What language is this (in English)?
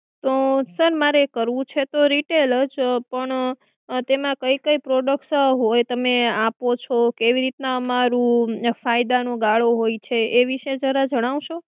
Gujarati